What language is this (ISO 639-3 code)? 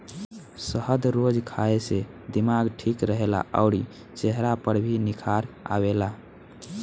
bho